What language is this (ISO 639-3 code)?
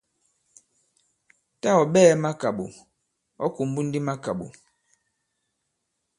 abb